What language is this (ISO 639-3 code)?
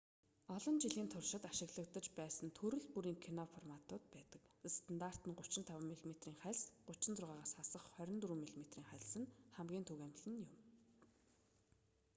mon